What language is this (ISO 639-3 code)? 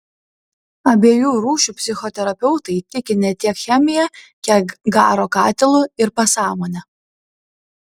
lit